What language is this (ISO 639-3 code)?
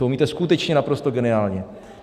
ces